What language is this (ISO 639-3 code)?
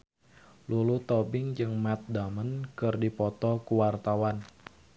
sun